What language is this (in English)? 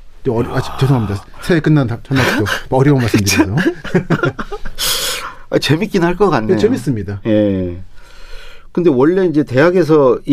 Korean